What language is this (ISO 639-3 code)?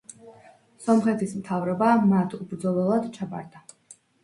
kat